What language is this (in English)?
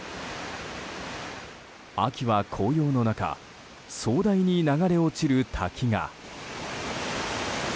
Japanese